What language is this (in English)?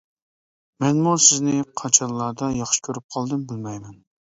Uyghur